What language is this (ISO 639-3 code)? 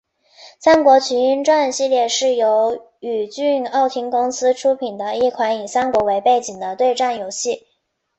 zho